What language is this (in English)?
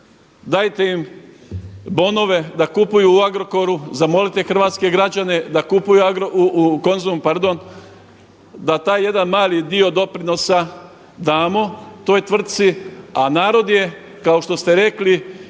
Croatian